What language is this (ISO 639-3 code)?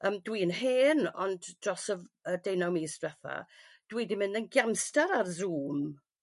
cym